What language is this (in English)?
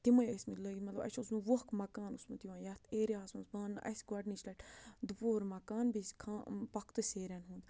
Kashmiri